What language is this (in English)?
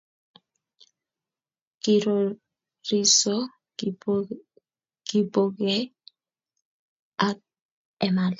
Kalenjin